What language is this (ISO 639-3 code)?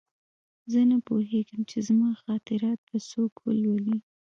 pus